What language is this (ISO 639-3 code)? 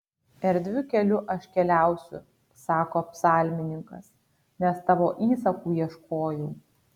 lit